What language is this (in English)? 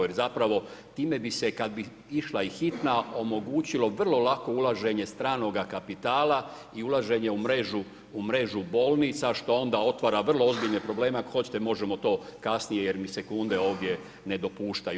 Croatian